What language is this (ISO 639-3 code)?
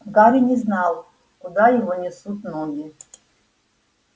rus